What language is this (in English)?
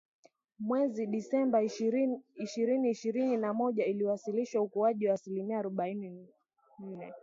Swahili